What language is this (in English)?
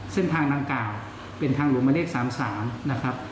Thai